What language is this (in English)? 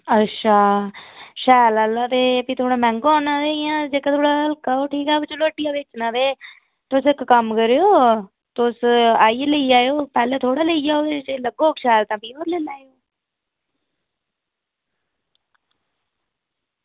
Dogri